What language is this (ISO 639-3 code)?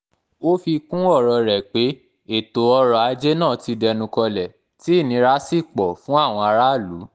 yor